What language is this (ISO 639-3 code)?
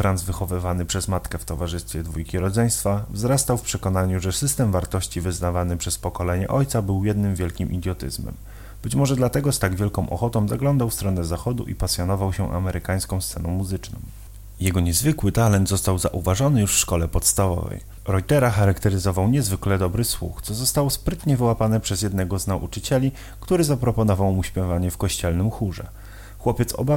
pol